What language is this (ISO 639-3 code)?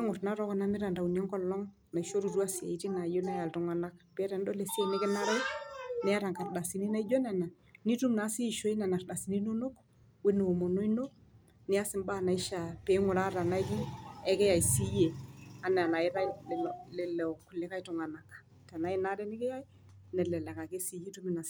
mas